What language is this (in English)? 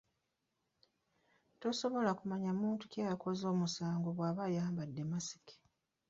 Ganda